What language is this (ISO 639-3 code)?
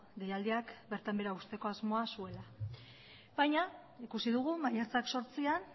eus